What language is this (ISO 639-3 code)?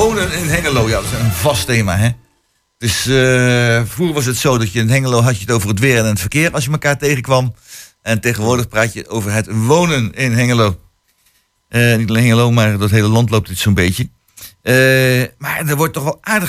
nld